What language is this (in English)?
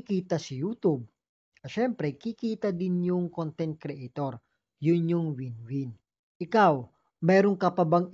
Filipino